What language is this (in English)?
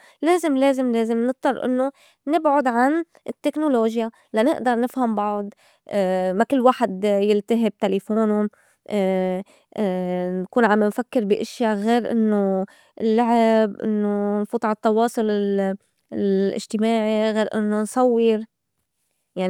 North Levantine Arabic